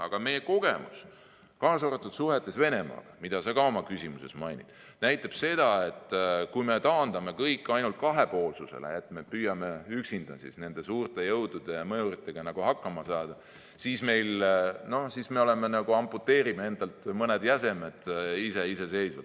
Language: Estonian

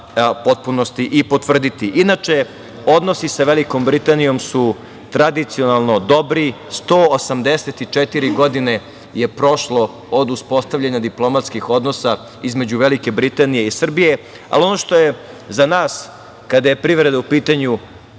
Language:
Serbian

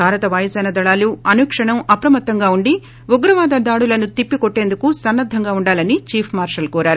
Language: Telugu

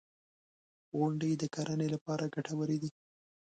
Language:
Pashto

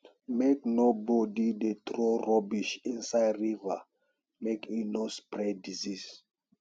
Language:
Nigerian Pidgin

